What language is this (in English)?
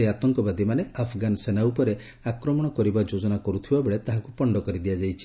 Odia